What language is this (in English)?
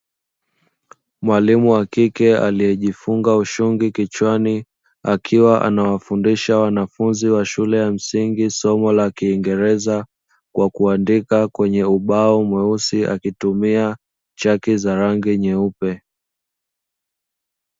Swahili